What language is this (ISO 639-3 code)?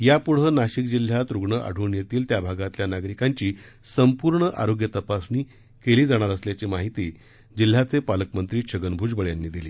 mar